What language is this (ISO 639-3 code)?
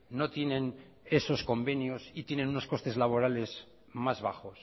spa